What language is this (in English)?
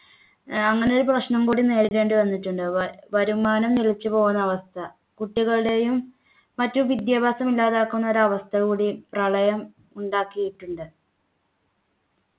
Malayalam